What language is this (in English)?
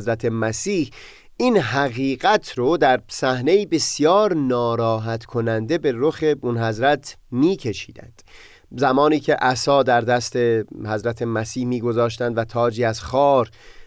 Persian